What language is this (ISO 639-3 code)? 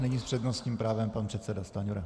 ces